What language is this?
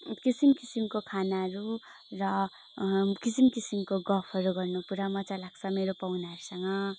Nepali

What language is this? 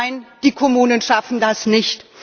German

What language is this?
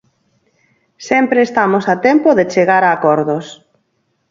Galician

